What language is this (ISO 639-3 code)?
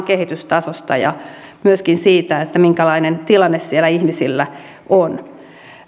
fin